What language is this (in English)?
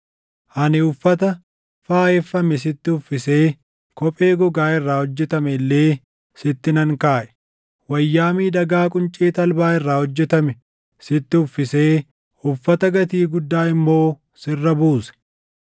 Oromo